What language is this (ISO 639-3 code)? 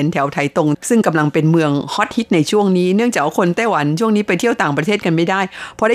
tha